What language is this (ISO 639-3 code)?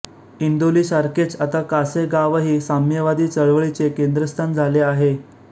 mar